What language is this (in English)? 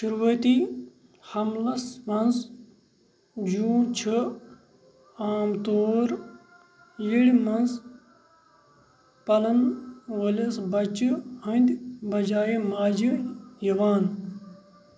Kashmiri